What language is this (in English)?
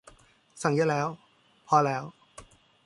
Thai